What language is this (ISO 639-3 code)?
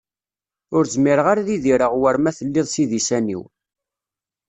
kab